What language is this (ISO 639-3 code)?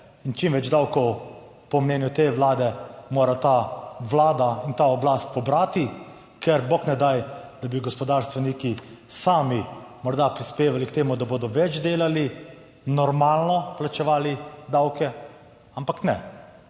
slv